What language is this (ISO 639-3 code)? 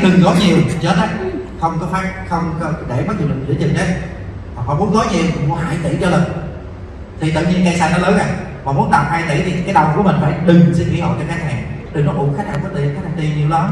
vie